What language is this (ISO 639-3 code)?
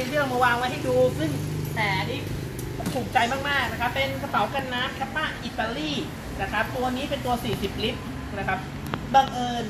tha